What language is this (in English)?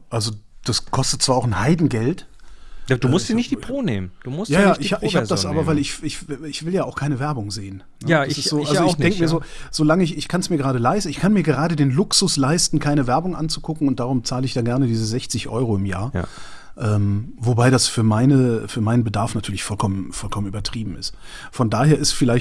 German